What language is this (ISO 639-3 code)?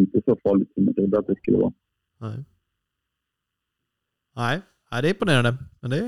swe